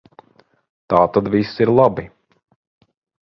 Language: Latvian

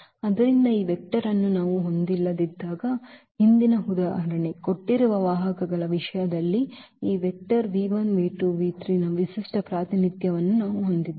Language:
Kannada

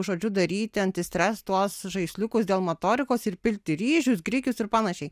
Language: Lithuanian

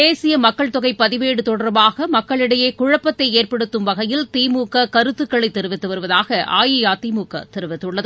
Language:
Tamil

